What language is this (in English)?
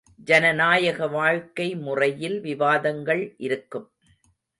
Tamil